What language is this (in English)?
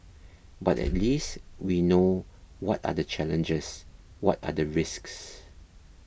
English